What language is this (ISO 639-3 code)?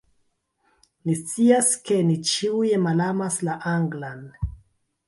epo